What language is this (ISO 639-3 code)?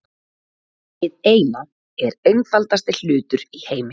isl